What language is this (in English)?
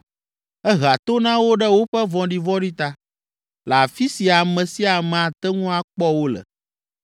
Ewe